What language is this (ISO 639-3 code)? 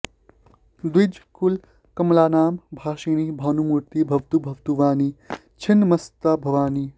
san